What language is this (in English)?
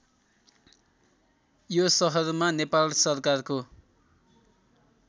Nepali